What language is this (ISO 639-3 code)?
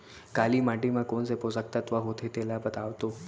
hne